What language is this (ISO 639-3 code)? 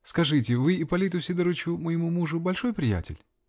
rus